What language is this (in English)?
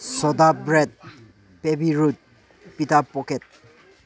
Manipuri